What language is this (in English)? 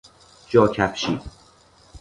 Persian